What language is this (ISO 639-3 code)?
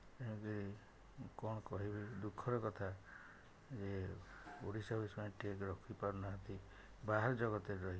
ori